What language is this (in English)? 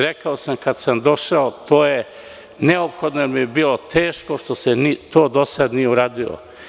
Serbian